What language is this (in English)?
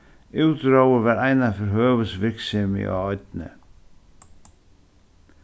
Faroese